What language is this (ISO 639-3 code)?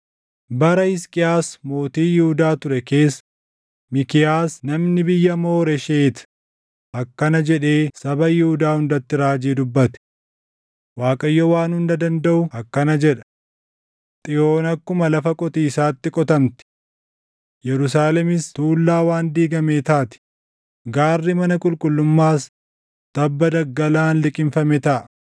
orm